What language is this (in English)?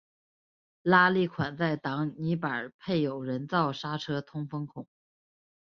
Chinese